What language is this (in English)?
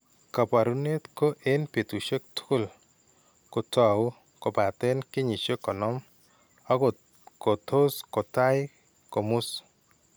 Kalenjin